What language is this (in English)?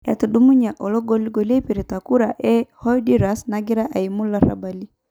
Masai